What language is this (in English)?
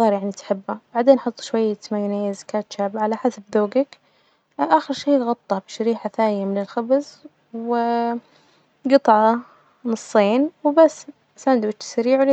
Najdi Arabic